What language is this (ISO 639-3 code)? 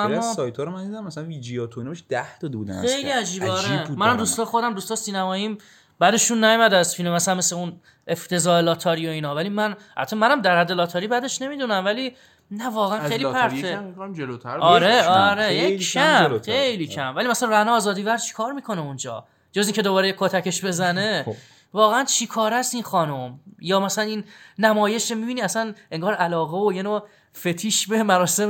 fas